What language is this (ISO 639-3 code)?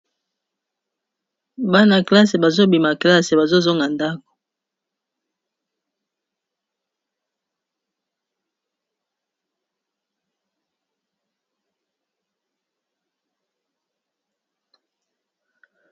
lin